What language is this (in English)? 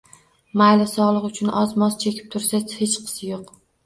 Uzbek